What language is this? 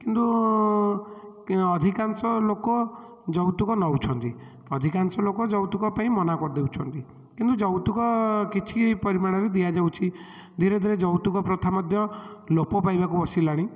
Odia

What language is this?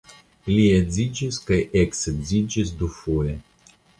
Esperanto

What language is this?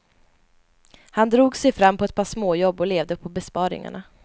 Swedish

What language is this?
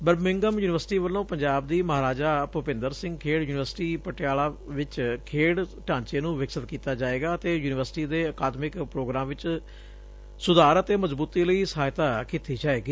Punjabi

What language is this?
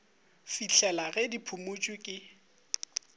Northern Sotho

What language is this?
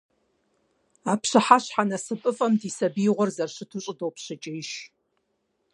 Kabardian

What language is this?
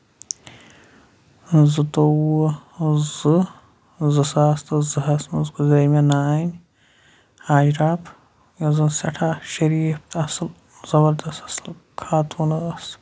Kashmiri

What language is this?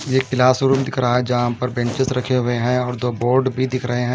Hindi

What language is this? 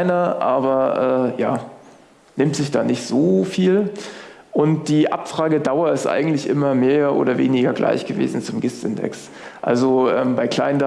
German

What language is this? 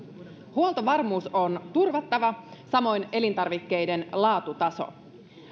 Finnish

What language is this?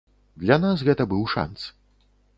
Belarusian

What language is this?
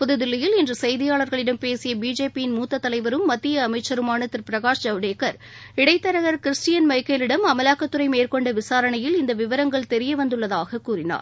Tamil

